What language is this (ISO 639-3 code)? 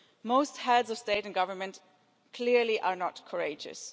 eng